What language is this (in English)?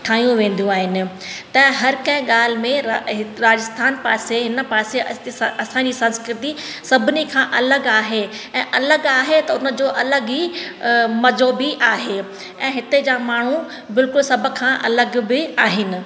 Sindhi